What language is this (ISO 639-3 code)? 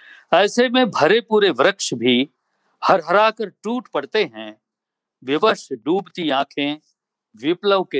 hin